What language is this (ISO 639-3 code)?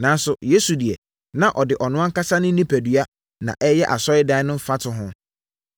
aka